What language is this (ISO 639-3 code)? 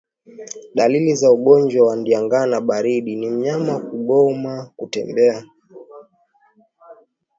swa